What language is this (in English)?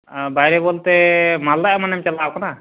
Santali